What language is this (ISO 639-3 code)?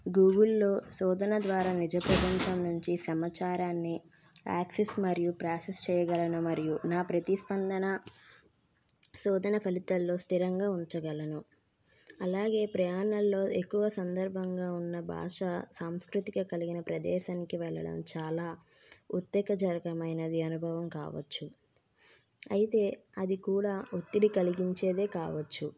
tel